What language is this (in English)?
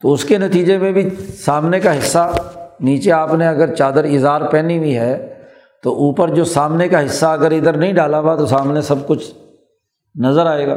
Urdu